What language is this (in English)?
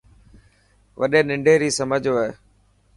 Dhatki